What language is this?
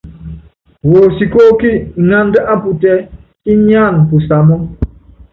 Yangben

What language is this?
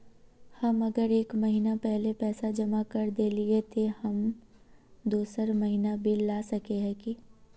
Magahi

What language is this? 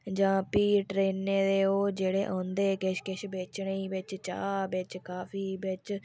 Dogri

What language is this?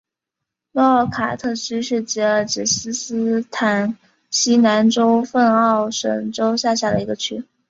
Chinese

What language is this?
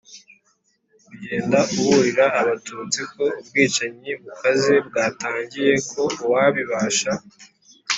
Kinyarwanda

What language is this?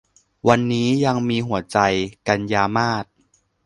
Thai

